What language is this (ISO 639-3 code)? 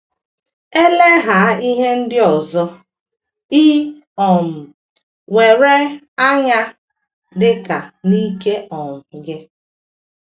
ibo